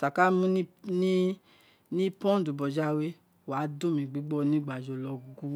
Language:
Isekiri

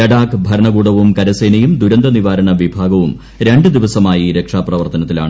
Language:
Malayalam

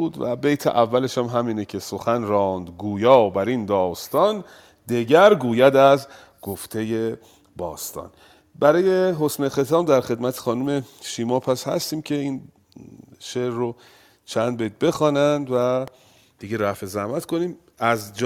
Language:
Persian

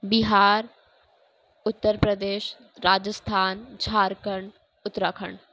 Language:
Urdu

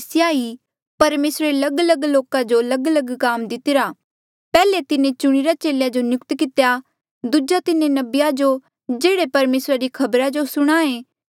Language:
Mandeali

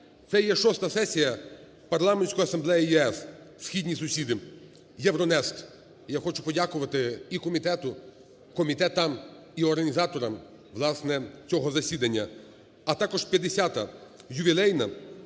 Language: Ukrainian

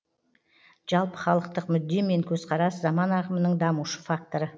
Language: Kazakh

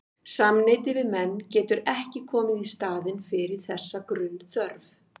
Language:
Icelandic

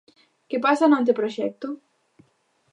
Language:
Galician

